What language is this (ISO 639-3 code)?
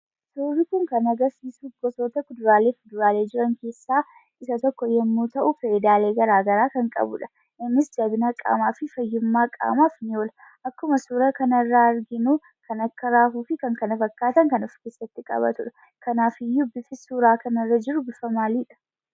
orm